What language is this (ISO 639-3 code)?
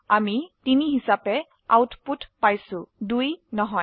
asm